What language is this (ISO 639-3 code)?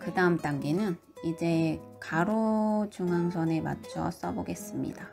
kor